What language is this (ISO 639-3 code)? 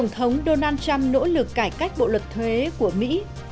vie